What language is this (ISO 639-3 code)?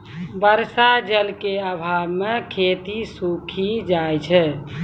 mai